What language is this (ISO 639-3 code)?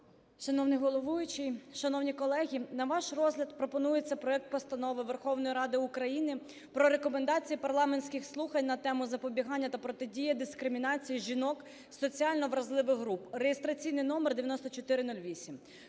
ukr